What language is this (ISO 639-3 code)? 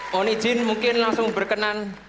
ind